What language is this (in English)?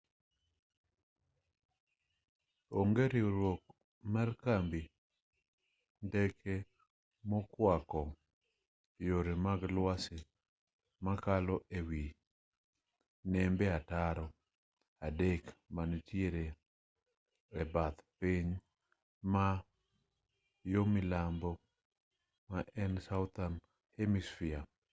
Luo (Kenya and Tanzania)